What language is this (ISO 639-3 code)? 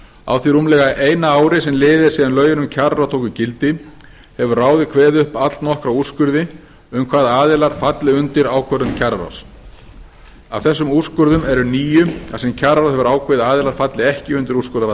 isl